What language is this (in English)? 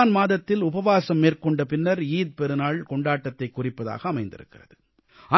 Tamil